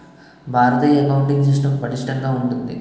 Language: Telugu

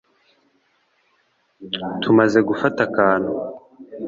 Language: Kinyarwanda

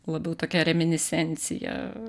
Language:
Lithuanian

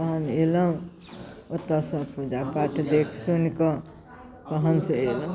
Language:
Maithili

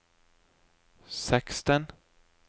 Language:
Norwegian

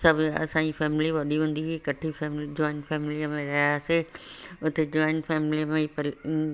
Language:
Sindhi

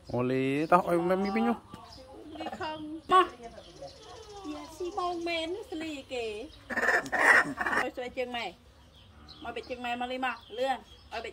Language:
Thai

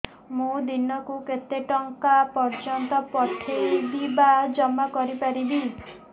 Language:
Odia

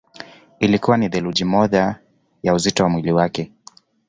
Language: Swahili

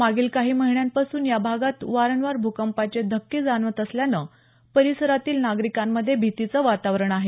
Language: Marathi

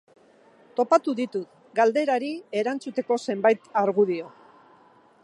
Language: Basque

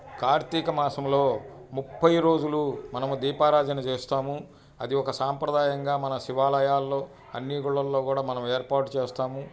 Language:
Telugu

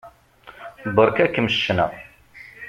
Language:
Kabyle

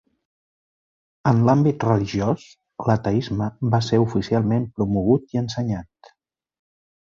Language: Catalan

